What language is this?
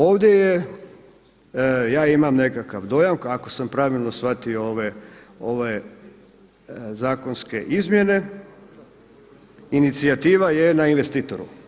Croatian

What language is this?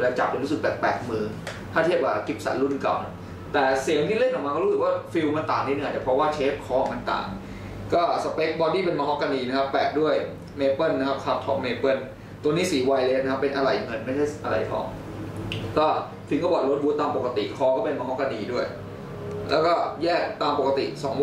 Thai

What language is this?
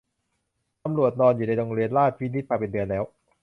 Thai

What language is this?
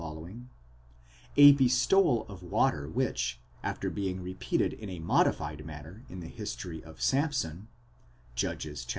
English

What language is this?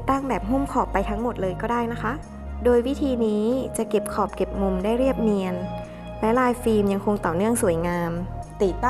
Thai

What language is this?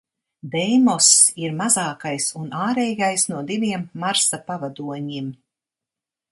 Latvian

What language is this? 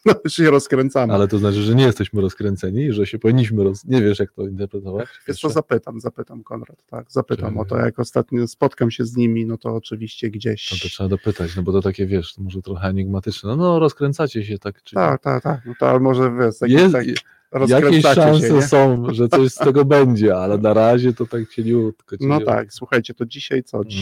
Polish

